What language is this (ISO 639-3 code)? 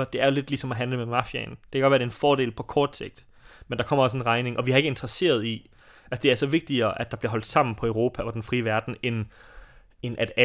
dan